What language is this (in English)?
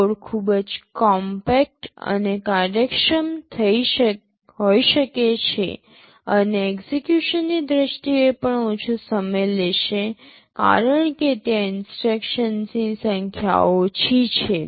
Gujarati